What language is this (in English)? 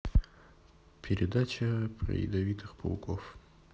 Russian